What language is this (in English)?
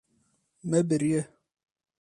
Kurdish